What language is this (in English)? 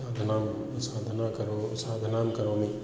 Sanskrit